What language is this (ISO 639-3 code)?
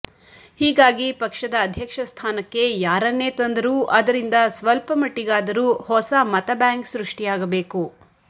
kan